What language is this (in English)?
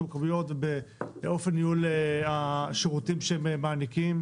Hebrew